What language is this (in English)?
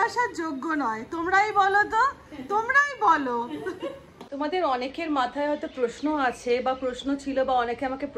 Hindi